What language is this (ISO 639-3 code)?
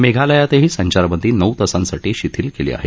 mar